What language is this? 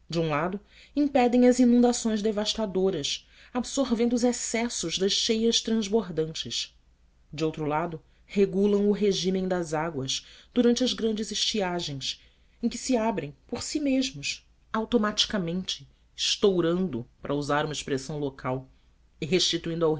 Portuguese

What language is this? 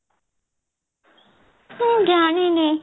Odia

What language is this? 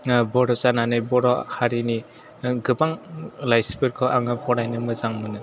Bodo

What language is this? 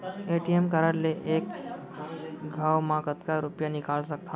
Chhattisgarhi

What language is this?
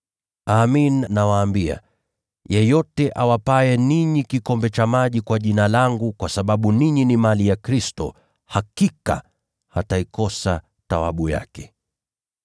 Swahili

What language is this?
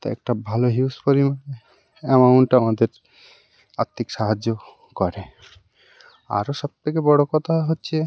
Bangla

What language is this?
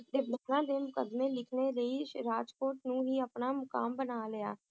Punjabi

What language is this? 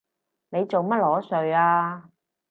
Cantonese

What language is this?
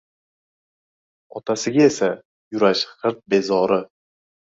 Uzbek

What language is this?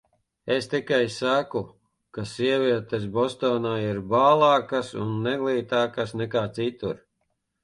Latvian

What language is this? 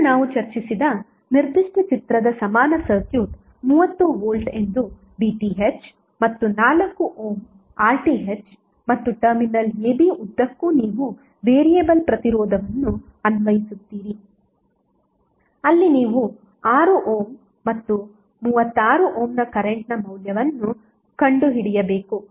Kannada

